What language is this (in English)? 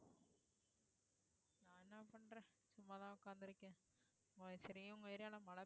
Tamil